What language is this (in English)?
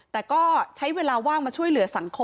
Thai